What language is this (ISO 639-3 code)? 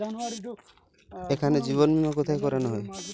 ben